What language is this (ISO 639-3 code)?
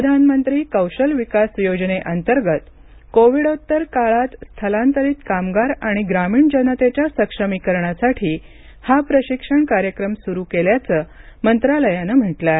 mar